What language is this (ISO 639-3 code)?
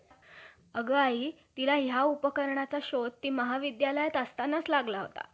mar